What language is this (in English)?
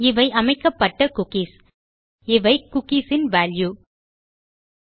Tamil